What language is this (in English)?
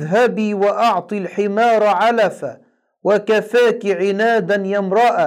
Arabic